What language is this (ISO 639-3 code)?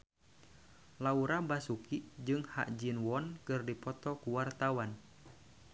sun